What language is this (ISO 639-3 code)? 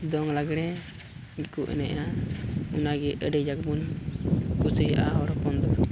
sat